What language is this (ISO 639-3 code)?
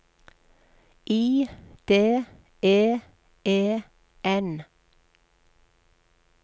nor